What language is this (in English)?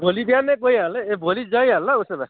Nepali